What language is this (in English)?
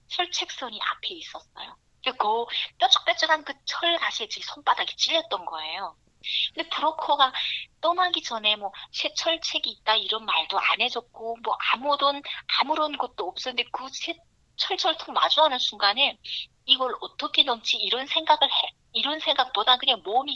Korean